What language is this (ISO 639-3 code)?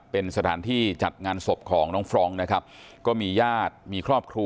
tha